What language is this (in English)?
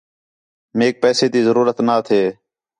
Khetrani